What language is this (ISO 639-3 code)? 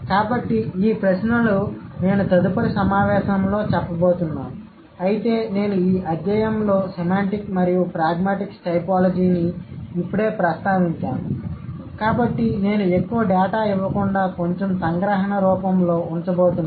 tel